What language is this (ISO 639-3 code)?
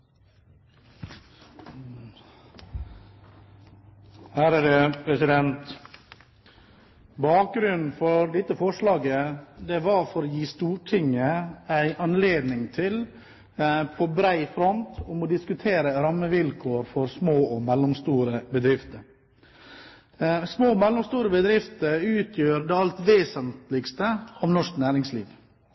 nor